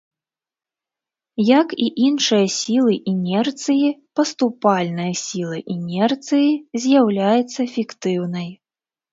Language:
Belarusian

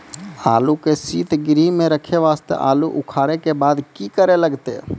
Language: Maithili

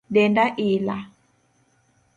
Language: Luo (Kenya and Tanzania)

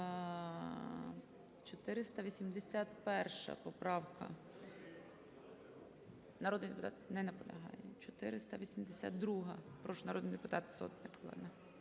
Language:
Ukrainian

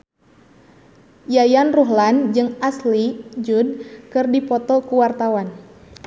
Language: Sundanese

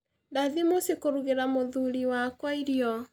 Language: Kikuyu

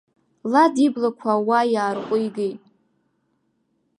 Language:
Abkhazian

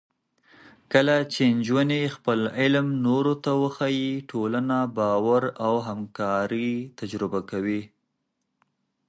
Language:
Pashto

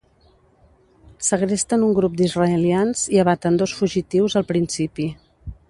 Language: Catalan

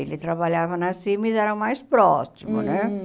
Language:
Portuguese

